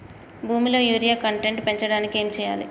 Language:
Telugu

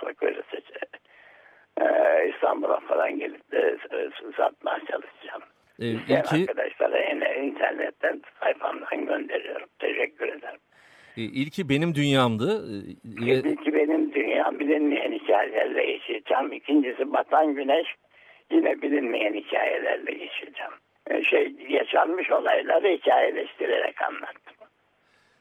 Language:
Turkish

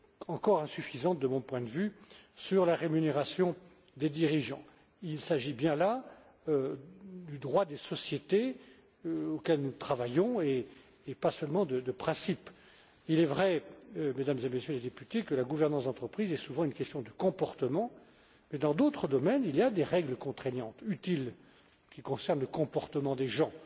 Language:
French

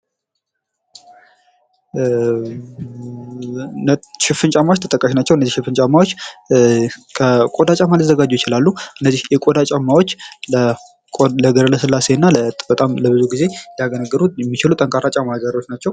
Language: Amharic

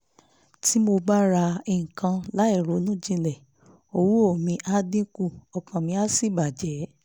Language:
Yoruba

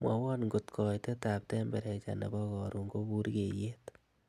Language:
Kalenjin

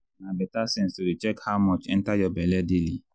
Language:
Nigerian Pidgin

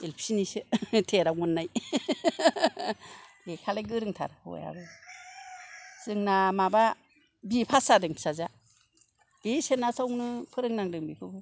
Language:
Bodo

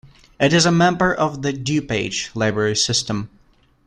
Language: English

